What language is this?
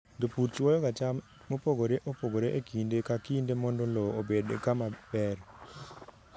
Luo (Kenya and Tanzania)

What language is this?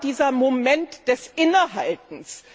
German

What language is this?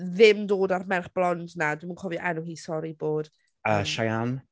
Welsh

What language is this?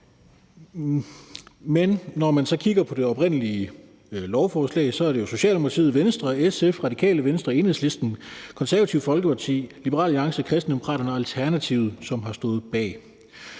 Danish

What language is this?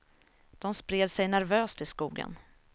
Swedish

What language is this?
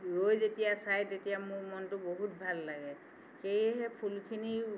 Assamese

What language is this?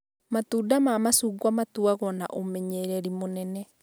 Kikuyu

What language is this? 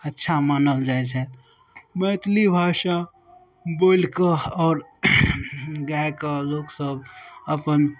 Maithili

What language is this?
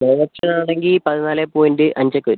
Malayalam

